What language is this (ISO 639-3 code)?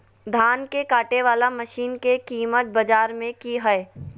mag